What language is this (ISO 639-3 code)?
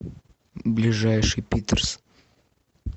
rus